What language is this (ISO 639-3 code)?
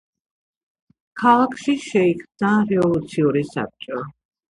kat